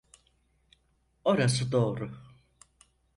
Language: Turkish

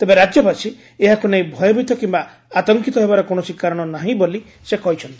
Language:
Odia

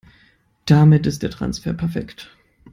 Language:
German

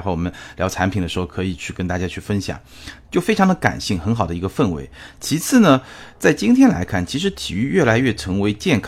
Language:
Chinese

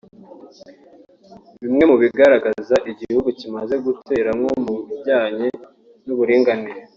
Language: Kinyarwanda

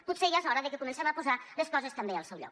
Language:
Catalan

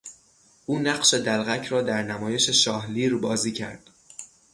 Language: Persian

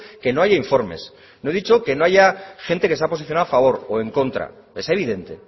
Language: Spanish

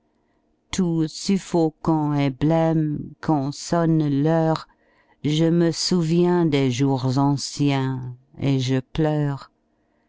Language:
French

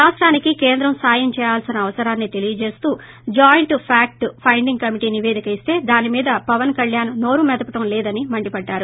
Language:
Telugu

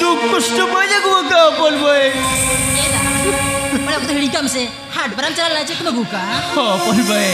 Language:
Arabic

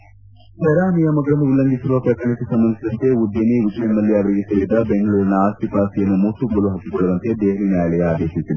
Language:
Kannada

